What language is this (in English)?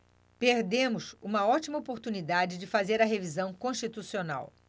Portuguese